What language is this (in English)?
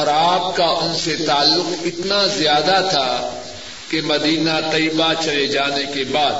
Urdu